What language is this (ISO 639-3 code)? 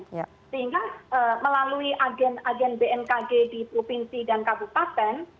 ind